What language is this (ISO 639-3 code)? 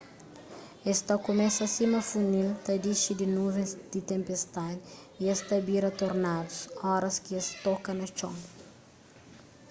kea